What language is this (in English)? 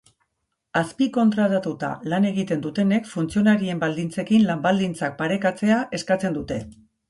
Basque